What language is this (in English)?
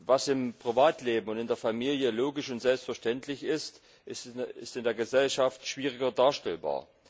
German